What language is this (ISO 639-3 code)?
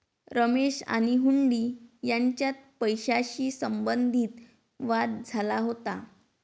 mar